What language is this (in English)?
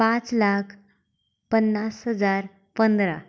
Konkani